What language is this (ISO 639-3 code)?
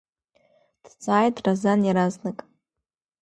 abk